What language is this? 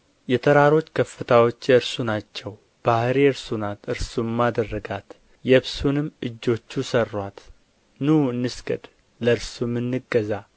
Amharic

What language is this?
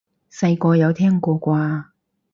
Cantonese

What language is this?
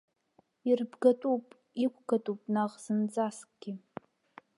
Abkhazian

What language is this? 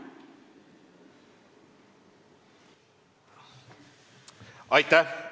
Estonian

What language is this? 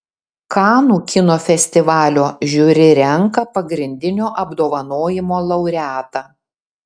Lithuanian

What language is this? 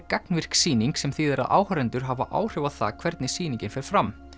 Icelandic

